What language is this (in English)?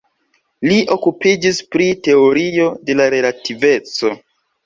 Esperanto